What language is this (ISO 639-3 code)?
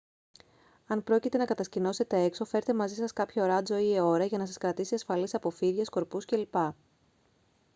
ell